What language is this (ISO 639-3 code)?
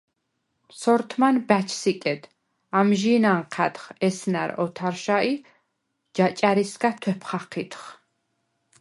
sva